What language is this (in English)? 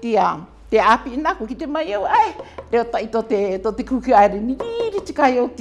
English